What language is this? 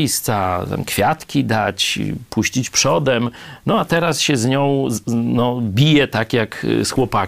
Polish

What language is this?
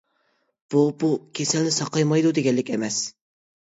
Uyghur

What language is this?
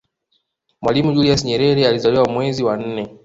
Swahili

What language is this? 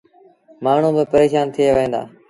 Sindhi Bhil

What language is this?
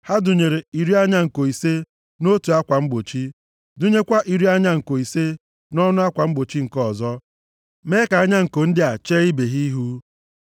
Igbo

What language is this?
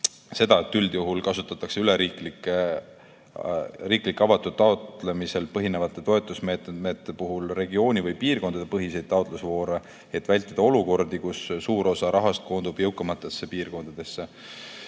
Estonian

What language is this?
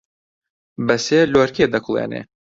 Central Kurdish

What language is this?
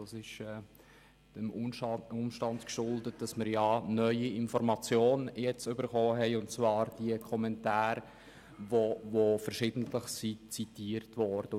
Swiss German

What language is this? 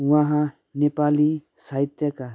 Nepali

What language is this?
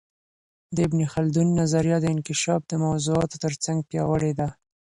Pashto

